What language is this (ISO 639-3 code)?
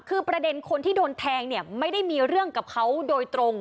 tha